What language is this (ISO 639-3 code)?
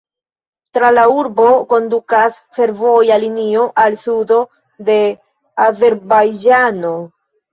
epo